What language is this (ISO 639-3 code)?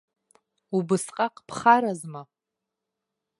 abk